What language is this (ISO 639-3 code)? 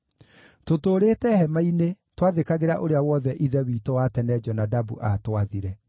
kik